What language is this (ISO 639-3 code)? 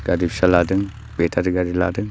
brx